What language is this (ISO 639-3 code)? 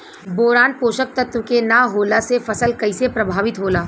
bho